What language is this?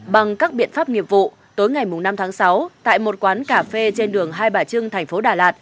Vietnamese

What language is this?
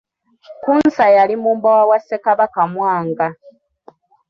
Ganda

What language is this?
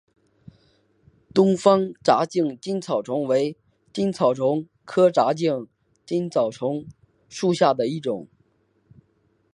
Chinese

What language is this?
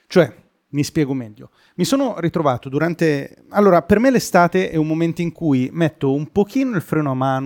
Italian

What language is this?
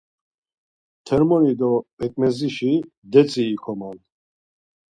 Laz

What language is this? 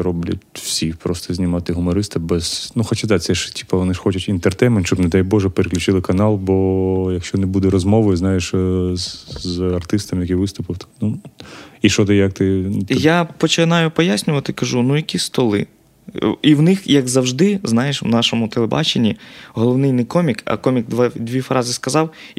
Ukrainian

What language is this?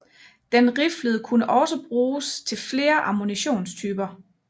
Danish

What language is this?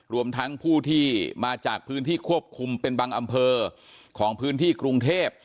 Thai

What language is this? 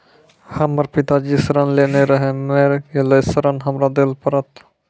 Maithili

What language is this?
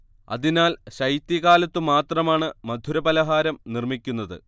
Malayalam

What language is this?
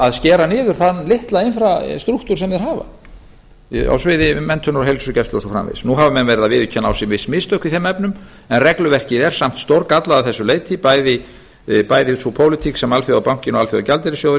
Icelandic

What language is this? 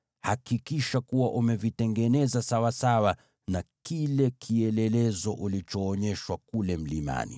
Swahili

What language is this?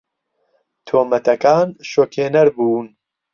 Central Kurdish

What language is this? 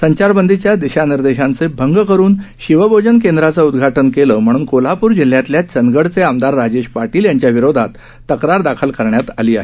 Marathi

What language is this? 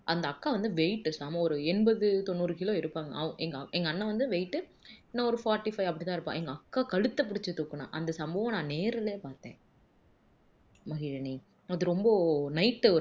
Tamil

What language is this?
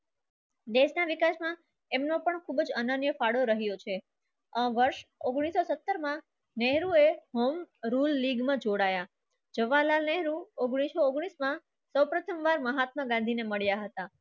Gujarati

